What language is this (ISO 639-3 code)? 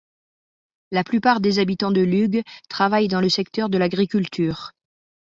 fra